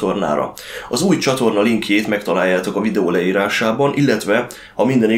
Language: Hungarian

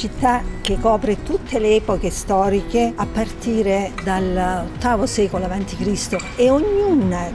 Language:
Italian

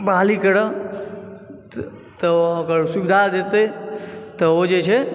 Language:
Maithili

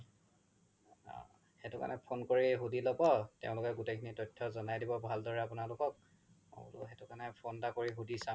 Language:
Assamese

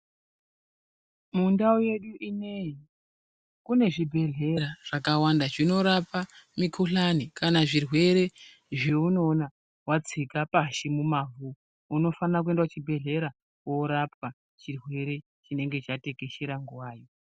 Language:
Ndau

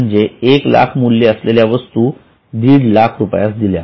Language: Marathi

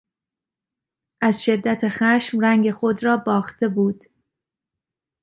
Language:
Persian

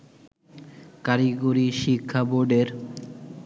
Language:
Bangla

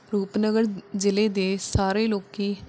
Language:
Punjabi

